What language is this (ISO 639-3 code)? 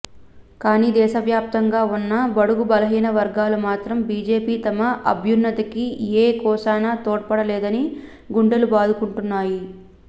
tel